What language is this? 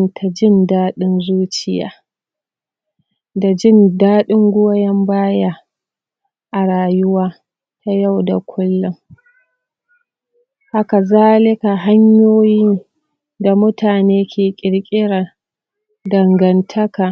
Hausa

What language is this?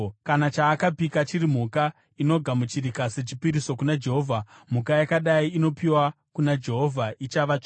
Shona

